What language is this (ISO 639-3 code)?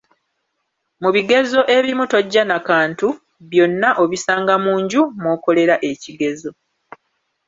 lug